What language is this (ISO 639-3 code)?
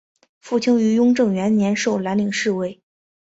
zho